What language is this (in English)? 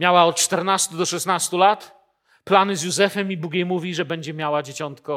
Polish